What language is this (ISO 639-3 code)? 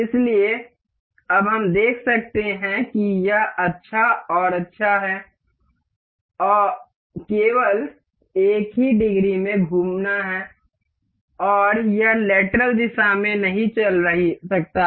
hin